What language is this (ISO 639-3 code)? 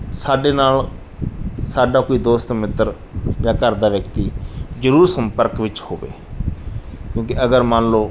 pan